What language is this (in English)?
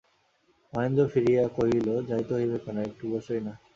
Bangla